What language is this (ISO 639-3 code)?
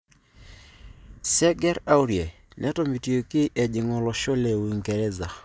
mas